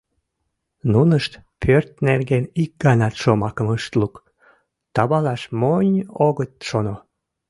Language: Mari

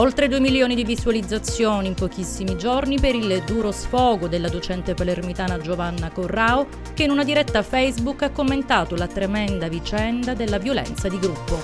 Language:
Italian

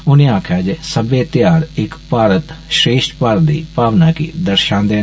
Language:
Dogri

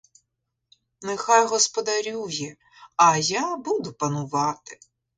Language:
Ukrainian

